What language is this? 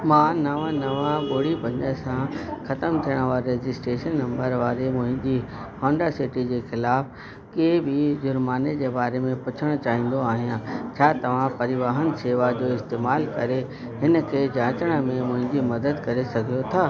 Sindhi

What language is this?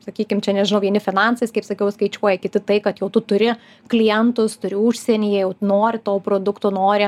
Lithuanian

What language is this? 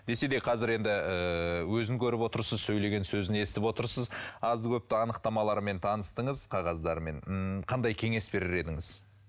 Kazakh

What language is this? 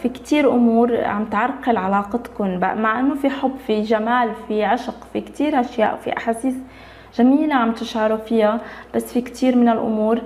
Arabic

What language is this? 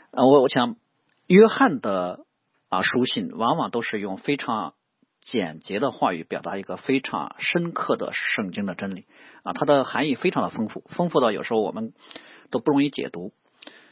Chinese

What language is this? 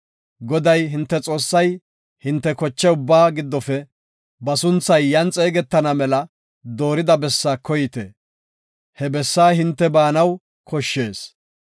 Gofa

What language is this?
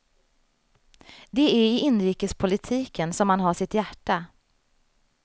Swedish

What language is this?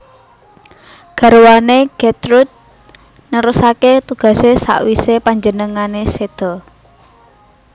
Javanese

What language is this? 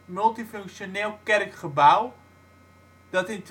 Dutch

